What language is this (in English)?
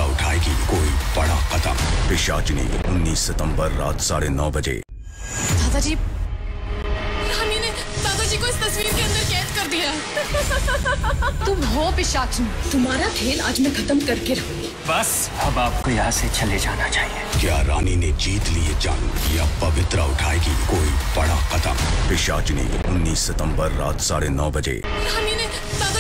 Hindi